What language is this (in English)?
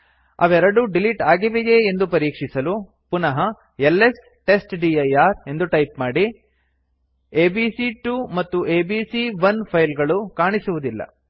Kannada